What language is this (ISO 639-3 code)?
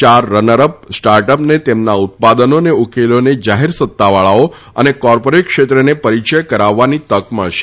guj